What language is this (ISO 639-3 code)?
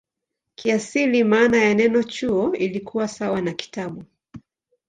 swa